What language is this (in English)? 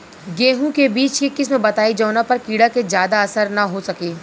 Bhojpuri